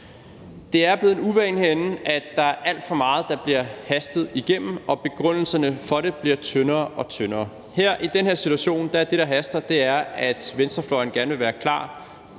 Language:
Danish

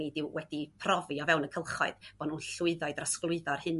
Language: Welsh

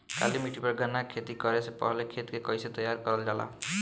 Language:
Bhojpuri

